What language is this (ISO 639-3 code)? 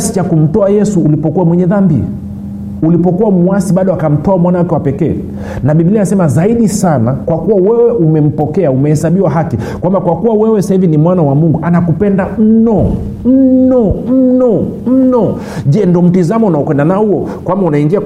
swa